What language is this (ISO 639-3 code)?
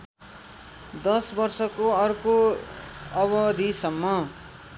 nep